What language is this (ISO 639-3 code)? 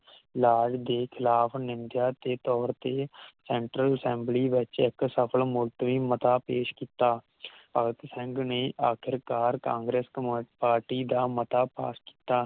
pan